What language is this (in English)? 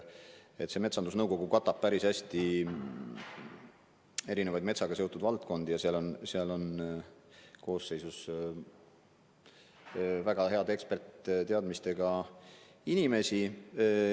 Estonian